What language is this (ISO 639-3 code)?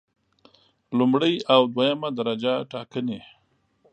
pus